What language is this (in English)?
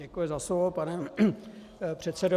Czech